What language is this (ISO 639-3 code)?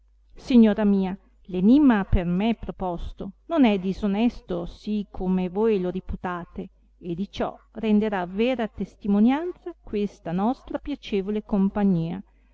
ita